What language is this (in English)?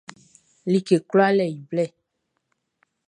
Baoulé